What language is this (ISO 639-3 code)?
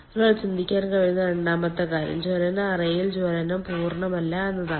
mal